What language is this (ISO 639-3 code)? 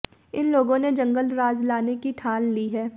hin